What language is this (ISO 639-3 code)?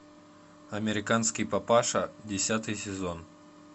rus